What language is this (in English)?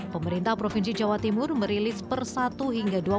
Indonesian